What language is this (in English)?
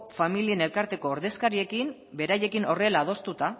Basque